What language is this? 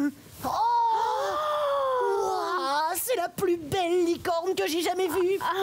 French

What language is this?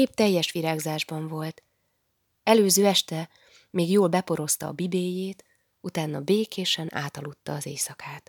Hungarian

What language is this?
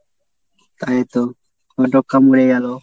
Bangla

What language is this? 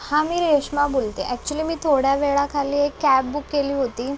Marathi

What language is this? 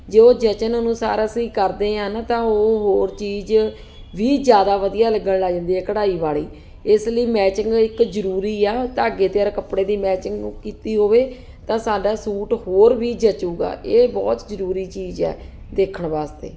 Punjabi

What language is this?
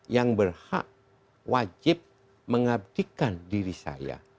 Indonesian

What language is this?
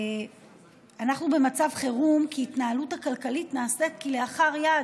Hebrew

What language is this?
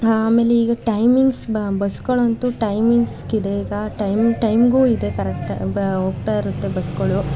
Kannada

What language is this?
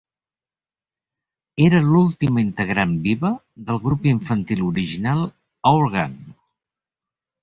Catalan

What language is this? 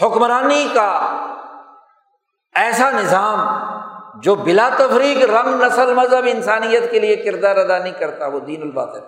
Urdu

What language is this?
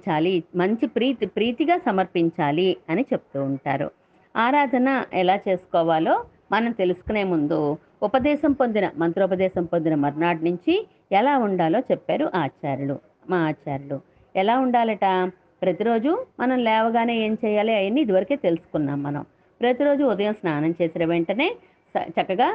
Telugu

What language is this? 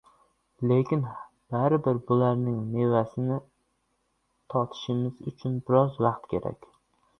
Uzbek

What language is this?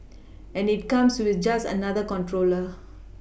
English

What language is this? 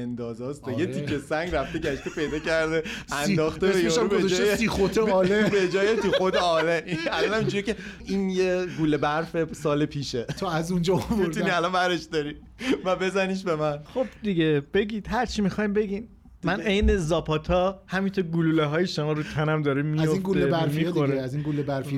Persian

